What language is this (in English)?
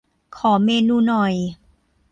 Thai